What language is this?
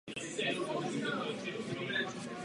Czech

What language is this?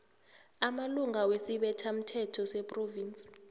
South Ndebele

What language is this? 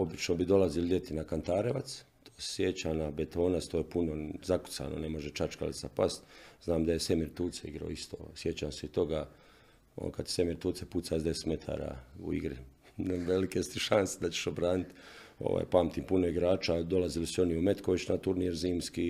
Croatian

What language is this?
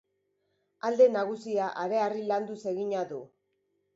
Basque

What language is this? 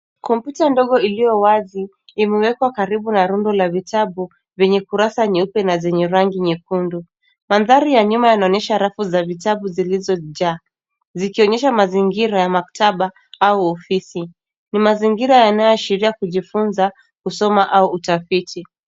Swahili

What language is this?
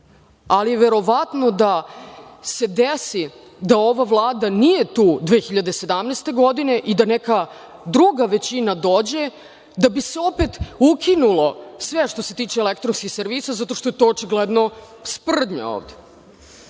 Serbian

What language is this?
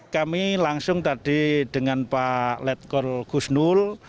Indonesian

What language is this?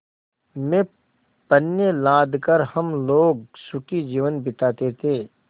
Hindi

